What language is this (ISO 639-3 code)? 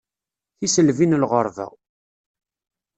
kab